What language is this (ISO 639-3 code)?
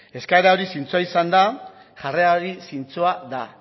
eus